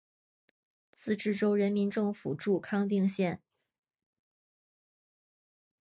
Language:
Chinese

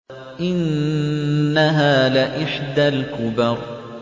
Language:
Arabic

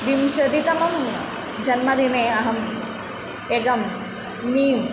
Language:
Sanskrit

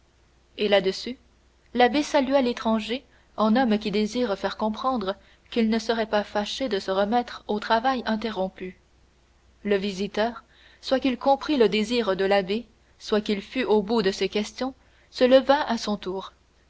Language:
French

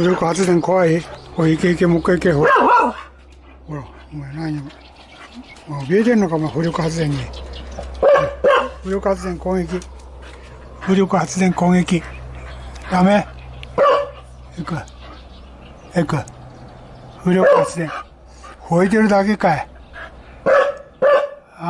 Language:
Japanese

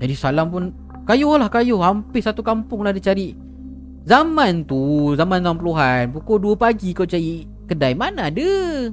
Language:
Malay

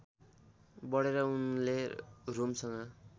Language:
Nepali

